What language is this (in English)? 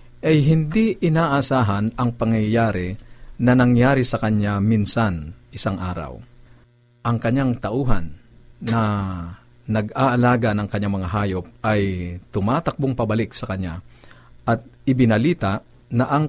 Filipino